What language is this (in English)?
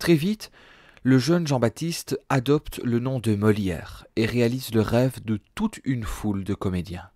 French